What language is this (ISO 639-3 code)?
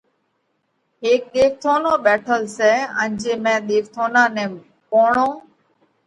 kvx